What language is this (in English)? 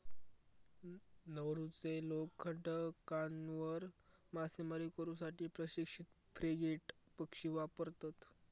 Marathi